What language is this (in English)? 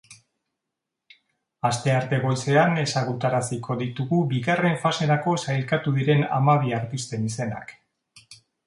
Basque